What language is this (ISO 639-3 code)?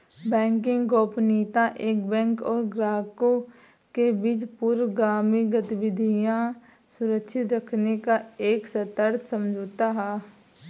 hin